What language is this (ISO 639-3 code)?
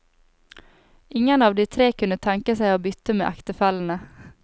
nor